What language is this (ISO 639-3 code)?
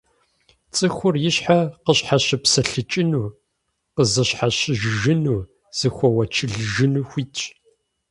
kbd